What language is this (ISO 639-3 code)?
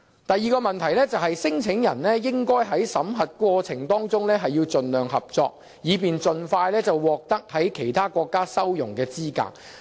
yue